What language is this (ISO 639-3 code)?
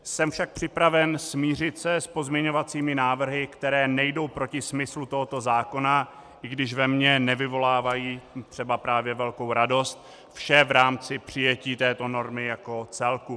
ces